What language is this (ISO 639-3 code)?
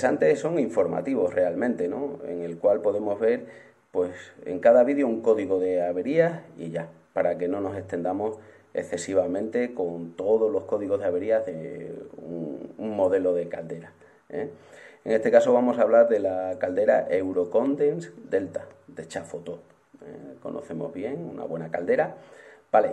spa